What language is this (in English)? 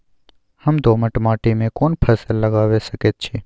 Maithili